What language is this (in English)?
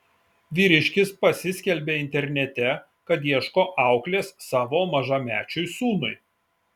Lithuanian